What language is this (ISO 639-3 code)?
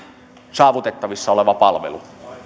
fin